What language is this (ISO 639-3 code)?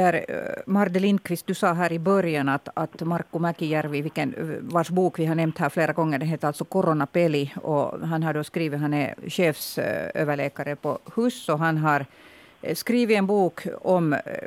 swe